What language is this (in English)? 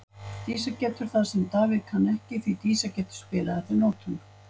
Icelandic